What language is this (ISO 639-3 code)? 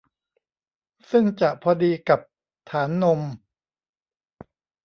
tha